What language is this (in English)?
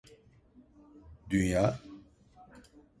Turkish